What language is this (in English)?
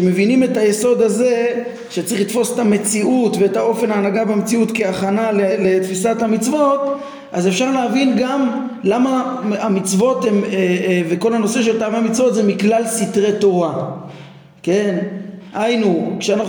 Hebrew